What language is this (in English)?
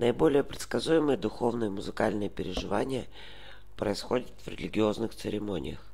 Russian